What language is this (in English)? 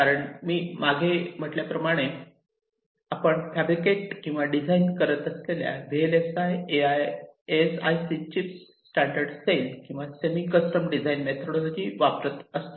Marathi